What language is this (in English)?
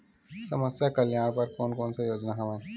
Chhattisgarhi